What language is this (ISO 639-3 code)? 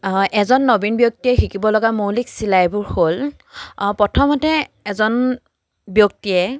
asm